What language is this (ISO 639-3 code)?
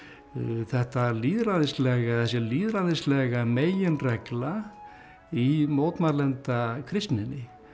isl